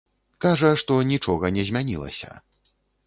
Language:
Belarusian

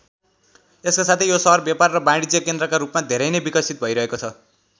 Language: Nepali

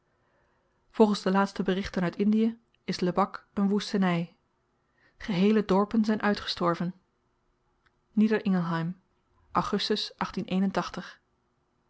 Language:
Dutch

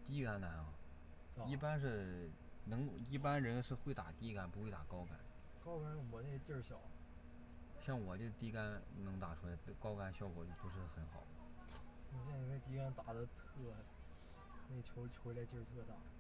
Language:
Chinese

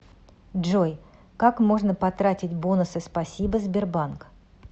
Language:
Russian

